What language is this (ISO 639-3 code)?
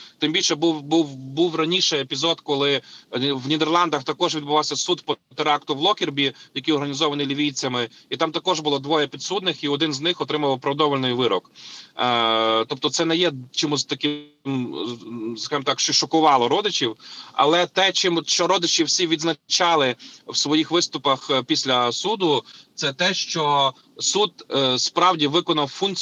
ukr